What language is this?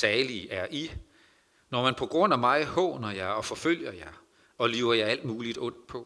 Danish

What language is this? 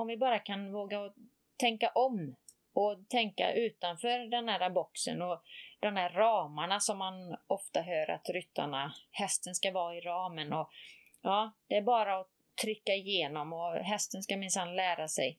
Swedish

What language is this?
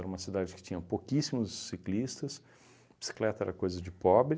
Portuguese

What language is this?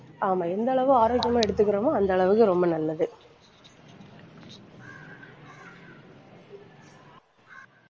Tamil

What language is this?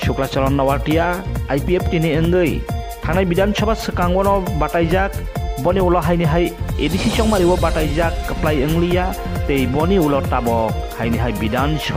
Thai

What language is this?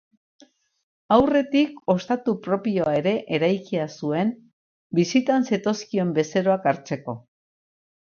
Basque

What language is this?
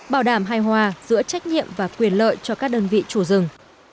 Vietnamese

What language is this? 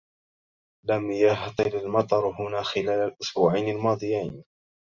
Arabic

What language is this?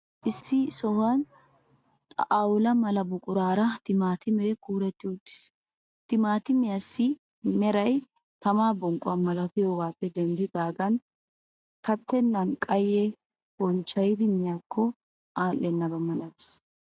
Wolaytta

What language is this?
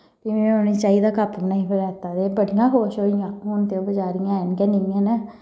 Dogri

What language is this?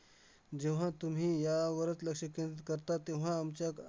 Marathi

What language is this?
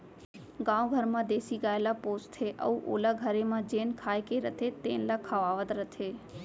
Chhattisgarhi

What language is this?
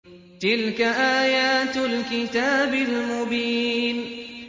Arabic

